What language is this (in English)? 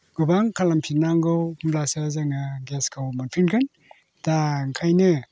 Bodo